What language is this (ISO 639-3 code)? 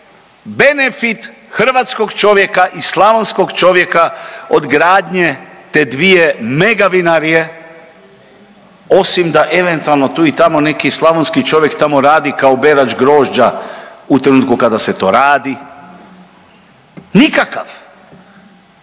hrv